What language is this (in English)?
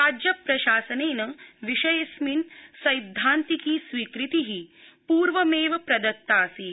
Sanskrit